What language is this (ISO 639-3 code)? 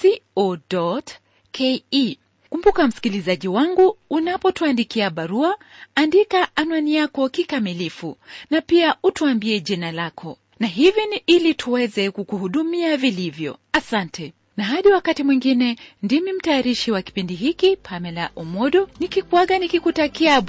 swa